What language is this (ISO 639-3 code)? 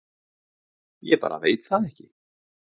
isl